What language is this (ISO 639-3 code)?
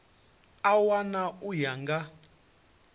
ven